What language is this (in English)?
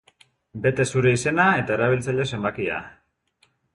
Basque